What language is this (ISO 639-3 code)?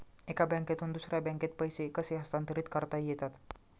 mar